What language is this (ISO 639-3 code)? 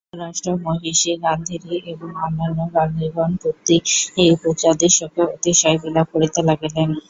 ben